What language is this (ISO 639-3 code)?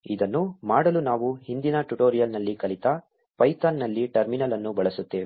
kan